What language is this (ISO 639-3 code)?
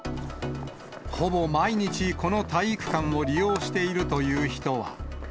jpn